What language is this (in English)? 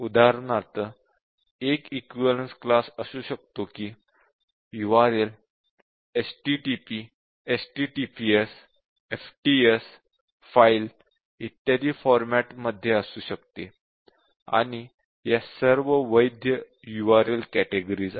Marathi